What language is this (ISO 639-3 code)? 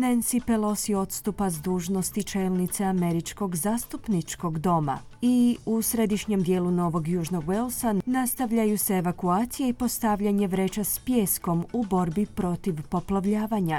hrv